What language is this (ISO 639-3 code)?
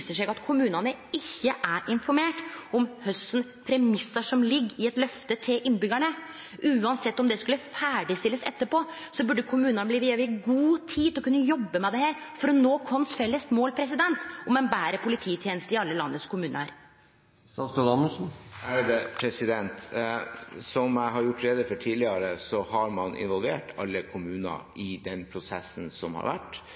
nor